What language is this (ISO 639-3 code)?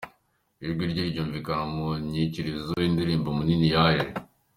kin